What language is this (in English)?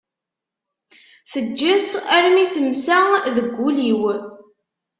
Kabyle